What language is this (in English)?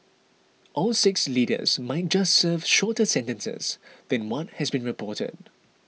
English